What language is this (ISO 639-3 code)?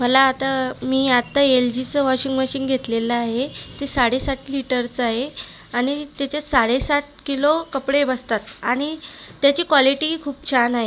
mar